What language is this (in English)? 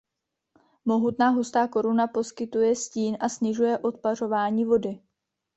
Czech